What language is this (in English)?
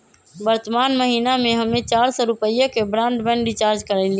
Magahi